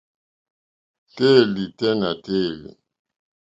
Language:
Mokpwe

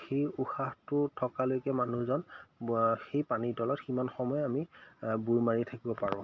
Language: Assamese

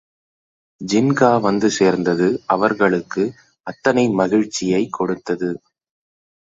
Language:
Tamil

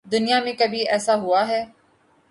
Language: Urdu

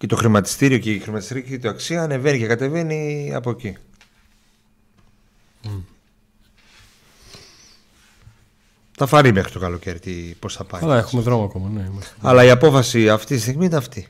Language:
Greek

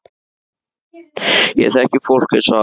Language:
Icelandic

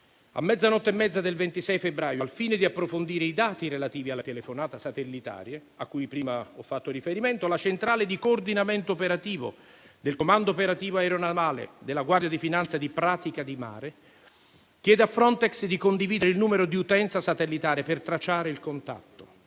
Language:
Italian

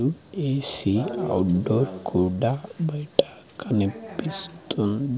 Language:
Telugu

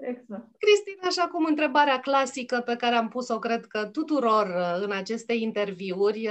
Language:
Romanian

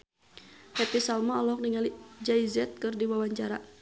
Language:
Sundanese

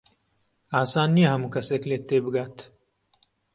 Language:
Central Kurdish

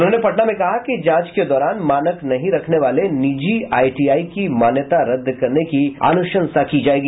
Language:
Hindi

